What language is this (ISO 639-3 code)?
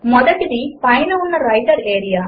tel